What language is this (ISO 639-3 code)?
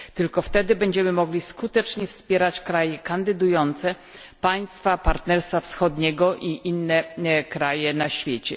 pol